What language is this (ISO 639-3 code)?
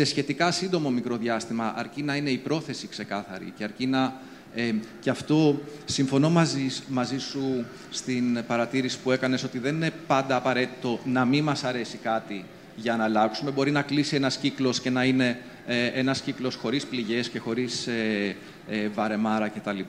ell